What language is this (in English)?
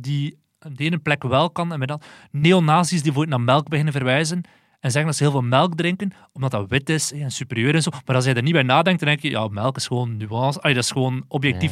Dutch